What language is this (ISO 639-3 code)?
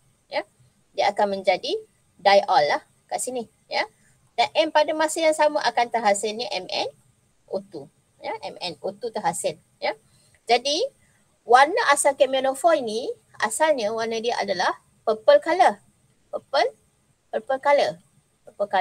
msa